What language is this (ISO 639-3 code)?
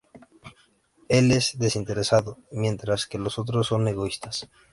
spa